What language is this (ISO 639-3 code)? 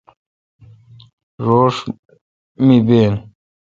xka